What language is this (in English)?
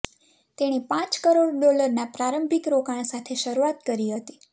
Gujarati